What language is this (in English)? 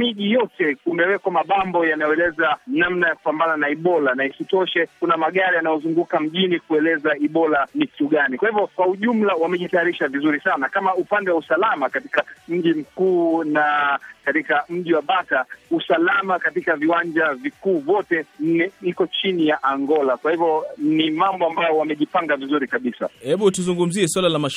Swahili